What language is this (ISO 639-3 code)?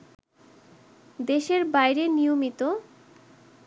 ben